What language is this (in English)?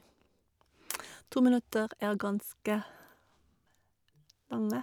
Norwegian